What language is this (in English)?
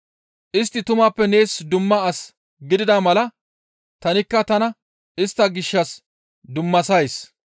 Gamo